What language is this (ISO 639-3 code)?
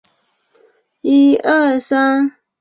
zho